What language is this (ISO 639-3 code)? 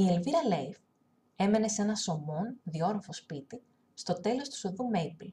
ell